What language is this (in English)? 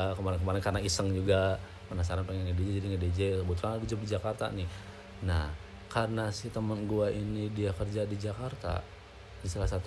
Indonesian